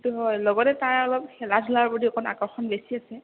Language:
Assamese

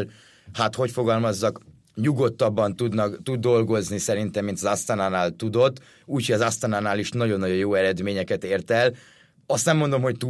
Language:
Hungarian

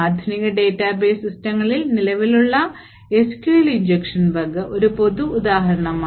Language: Malayalam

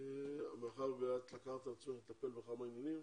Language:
Hebrew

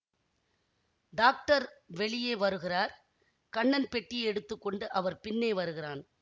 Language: Tamil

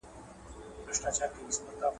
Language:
Pashto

